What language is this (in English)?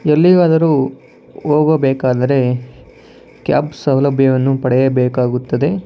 Kannada